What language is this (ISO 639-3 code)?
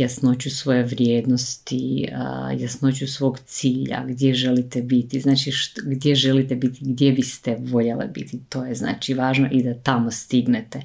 hrv